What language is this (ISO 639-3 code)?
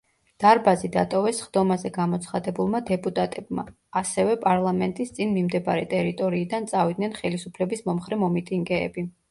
kat